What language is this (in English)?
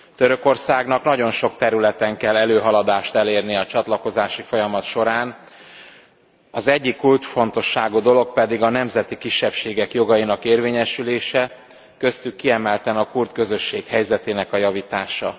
Hungarian